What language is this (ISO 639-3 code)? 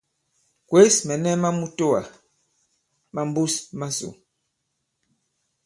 abb